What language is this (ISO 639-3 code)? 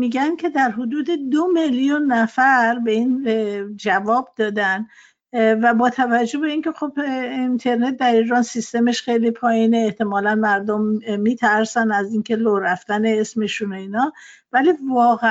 fas